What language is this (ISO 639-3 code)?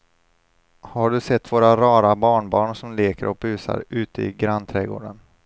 swe